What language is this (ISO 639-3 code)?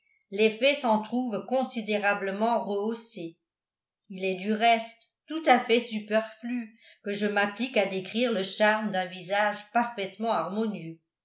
fra